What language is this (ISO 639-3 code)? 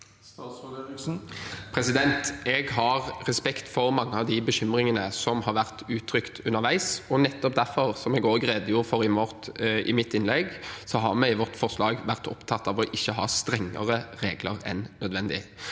nor